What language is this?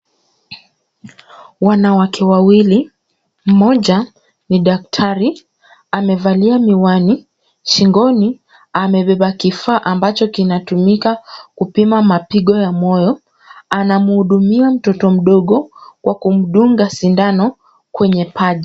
Swahili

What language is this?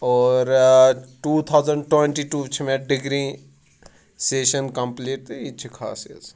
Kashmiri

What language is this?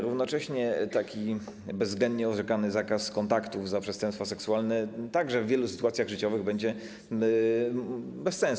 Polish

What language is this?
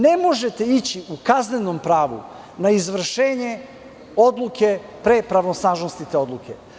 Serbian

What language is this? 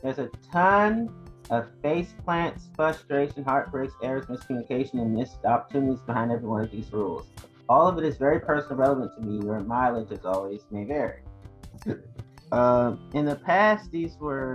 English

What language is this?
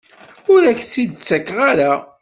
Kabyle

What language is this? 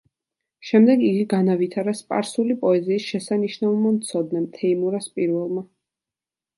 Georgian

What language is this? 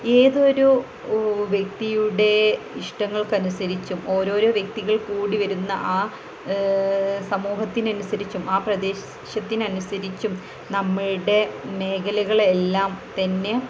Malayalam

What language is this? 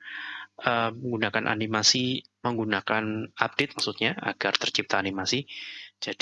Indonesian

